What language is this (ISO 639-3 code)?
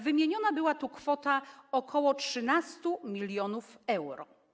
pol